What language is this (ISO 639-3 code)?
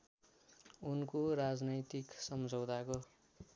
nep